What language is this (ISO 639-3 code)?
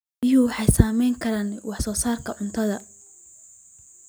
som